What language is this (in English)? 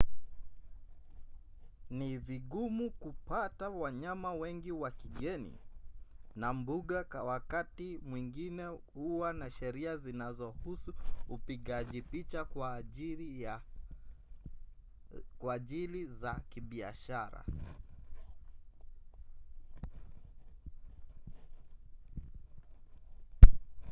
Swahili